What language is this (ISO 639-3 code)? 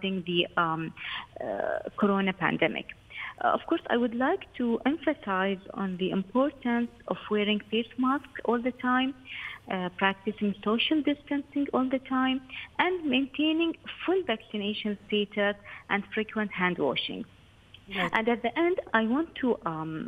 eng